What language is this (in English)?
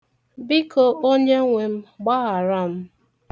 Igbo